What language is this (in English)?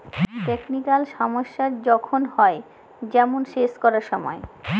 Bangla